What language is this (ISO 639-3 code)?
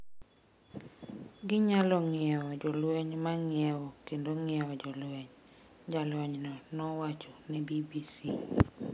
luo